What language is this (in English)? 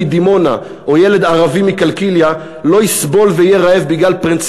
Hebrew